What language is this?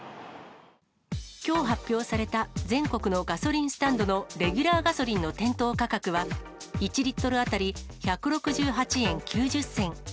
Japanese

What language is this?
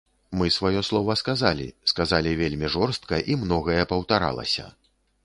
Belarusian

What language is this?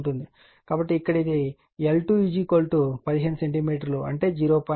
Telugu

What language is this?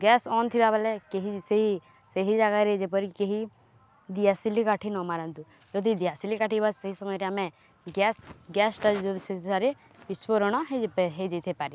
Odia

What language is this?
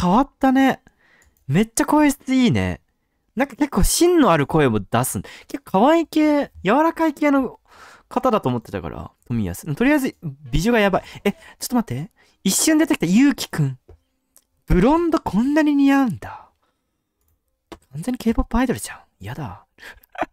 Japanese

